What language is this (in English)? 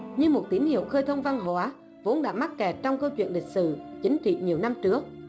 Vietnamese